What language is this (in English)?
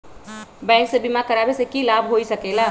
Magahi